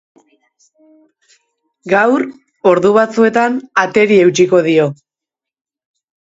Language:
Basque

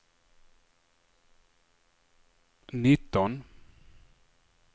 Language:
Swedish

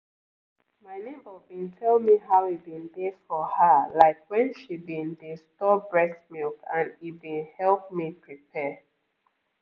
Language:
Nigerian Pidgin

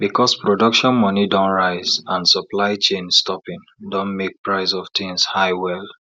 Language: Nigerian Pidgin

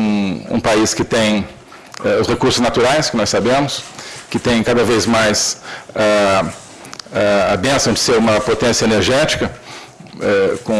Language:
Portuguese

